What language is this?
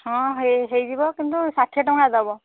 Odia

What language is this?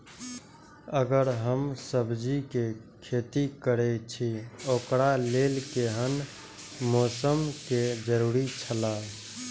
Maithili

